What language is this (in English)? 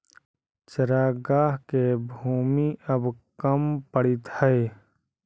Magahi